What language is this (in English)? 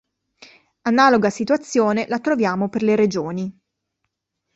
Italian